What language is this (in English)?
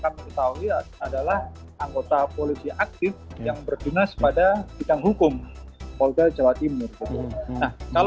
Indonesian